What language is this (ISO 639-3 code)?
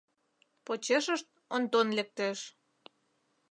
chm